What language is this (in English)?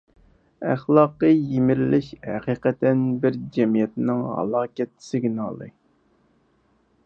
Uyghur